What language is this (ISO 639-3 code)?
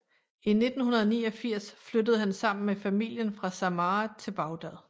dan